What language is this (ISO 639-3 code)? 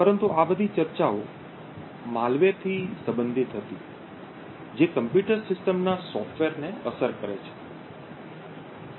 guj